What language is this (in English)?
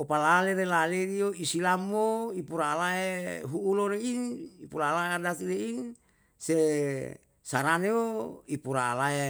Yalahatan